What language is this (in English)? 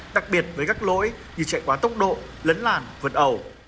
Vietnamese